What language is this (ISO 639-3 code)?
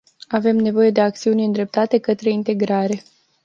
ron